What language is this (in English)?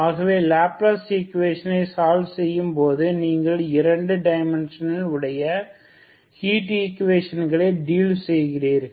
Tamil